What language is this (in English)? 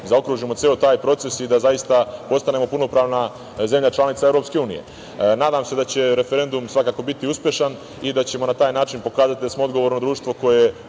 Serbian